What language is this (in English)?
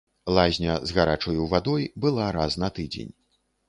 Belarusian